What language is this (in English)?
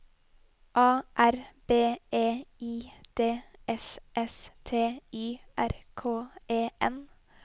Norwegian